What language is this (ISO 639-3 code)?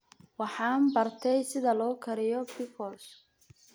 som